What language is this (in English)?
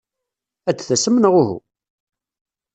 Kabyle